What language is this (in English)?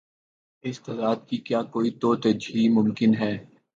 Urdu